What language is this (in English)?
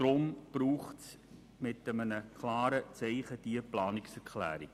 Swiss German